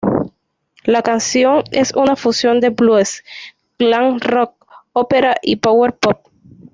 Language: Spanish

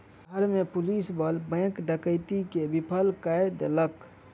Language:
Maithili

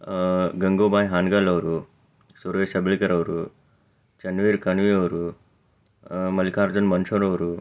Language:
Kannada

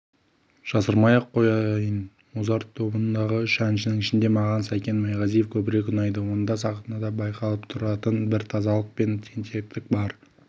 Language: Kazakh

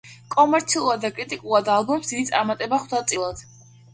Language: Georgian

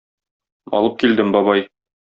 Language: Tatar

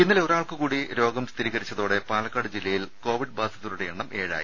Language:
Malayalam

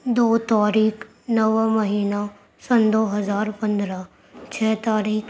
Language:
Urdu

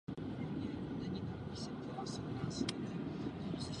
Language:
Czech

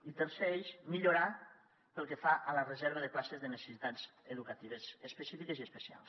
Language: Catalan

